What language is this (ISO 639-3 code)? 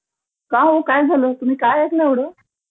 mar